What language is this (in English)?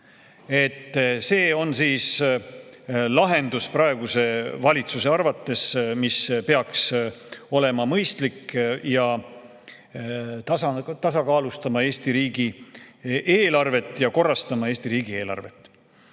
Estonian